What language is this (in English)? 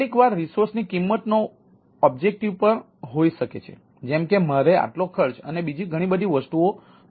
Gujarati